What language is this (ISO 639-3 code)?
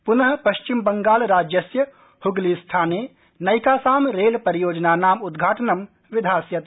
san